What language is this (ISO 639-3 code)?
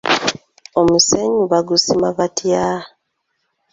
lug